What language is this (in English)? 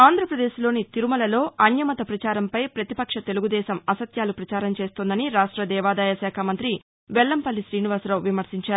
Telugu